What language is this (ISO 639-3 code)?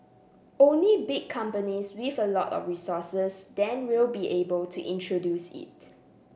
eng